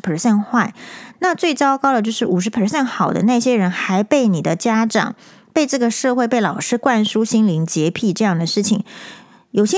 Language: Chinese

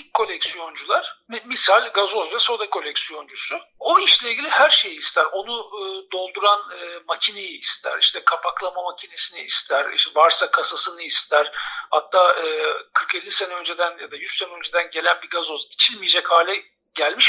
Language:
Turkish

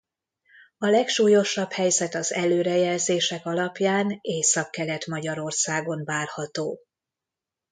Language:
Hungarian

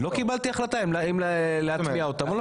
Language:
Hebrew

